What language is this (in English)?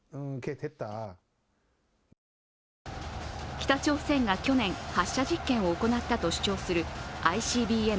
Japanese